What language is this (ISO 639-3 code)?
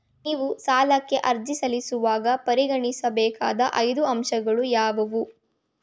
kan